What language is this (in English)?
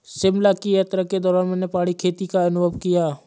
Hindi